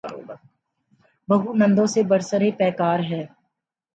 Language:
Urdu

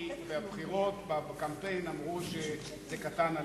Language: Hebrew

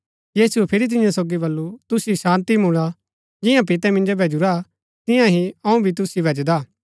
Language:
Gaddi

